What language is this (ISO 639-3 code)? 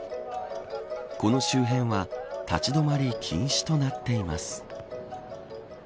jpn